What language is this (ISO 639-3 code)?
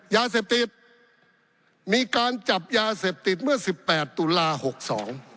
tha